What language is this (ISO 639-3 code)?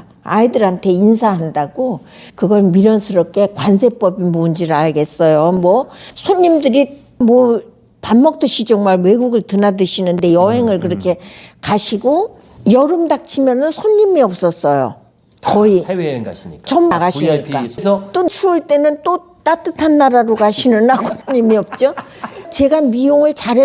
kor